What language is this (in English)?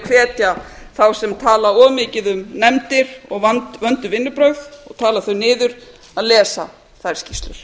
Icelandic